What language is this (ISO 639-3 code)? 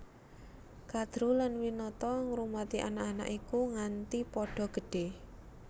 jav